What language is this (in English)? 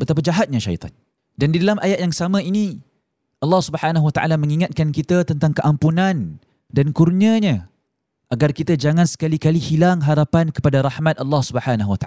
Malay